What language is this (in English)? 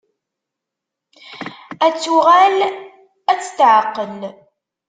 Kabyle